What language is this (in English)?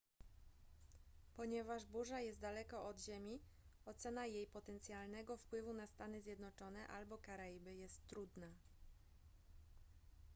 Polish